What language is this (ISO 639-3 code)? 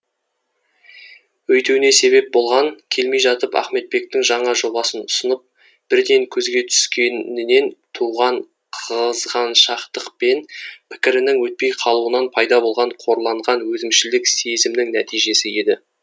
kaz